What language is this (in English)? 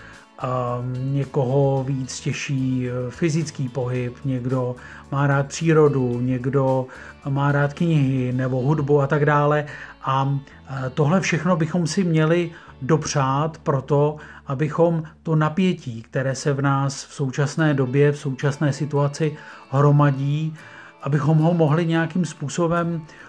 Czech